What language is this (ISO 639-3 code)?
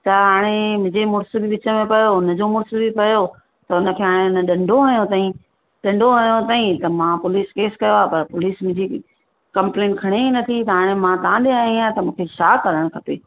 snd